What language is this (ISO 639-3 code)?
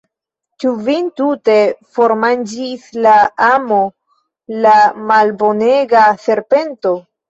epo